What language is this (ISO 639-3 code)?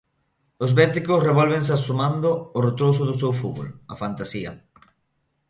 glg